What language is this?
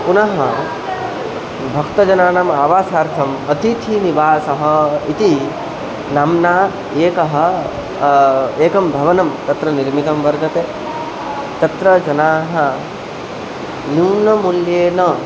Sanskrit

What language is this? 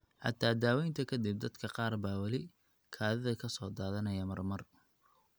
Somali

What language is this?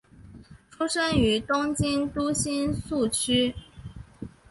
Chinese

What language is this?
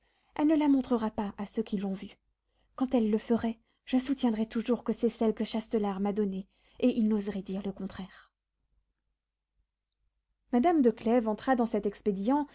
French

